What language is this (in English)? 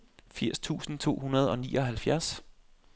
Danish